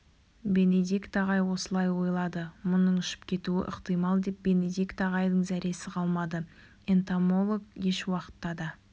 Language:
Kazakh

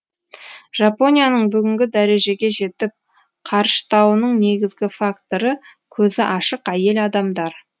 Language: Kazakh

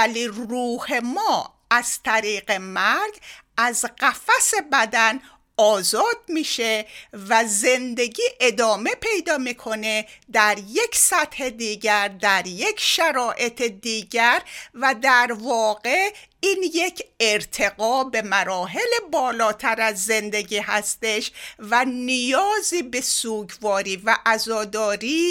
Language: Persian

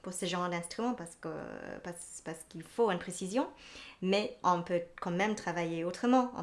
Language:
French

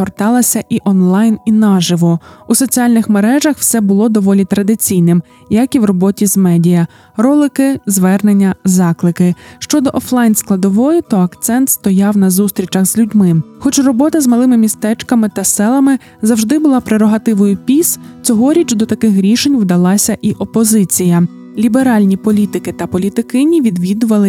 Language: Ukrainian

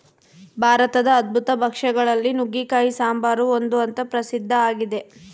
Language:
Kannada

